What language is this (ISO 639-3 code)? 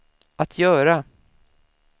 swe